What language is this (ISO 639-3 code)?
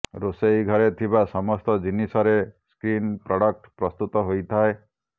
ori